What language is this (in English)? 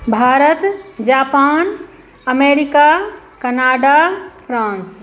Hindi